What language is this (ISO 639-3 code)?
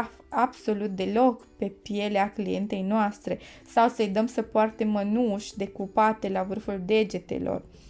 ron